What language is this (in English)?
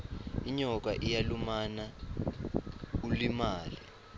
Swati